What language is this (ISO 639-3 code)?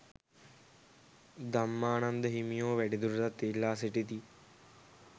sin